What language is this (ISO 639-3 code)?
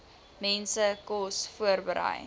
afr